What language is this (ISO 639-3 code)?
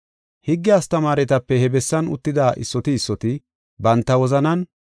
gof